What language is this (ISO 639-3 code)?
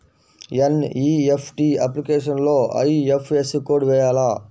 tel